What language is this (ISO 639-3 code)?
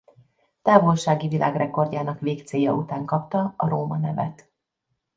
hun